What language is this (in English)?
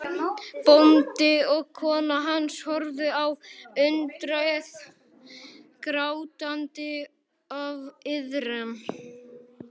Icelandic